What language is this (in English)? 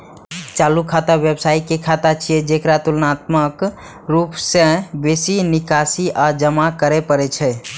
Maithili